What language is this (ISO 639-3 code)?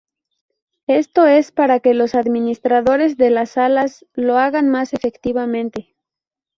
spa